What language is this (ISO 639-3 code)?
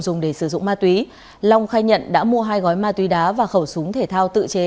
vie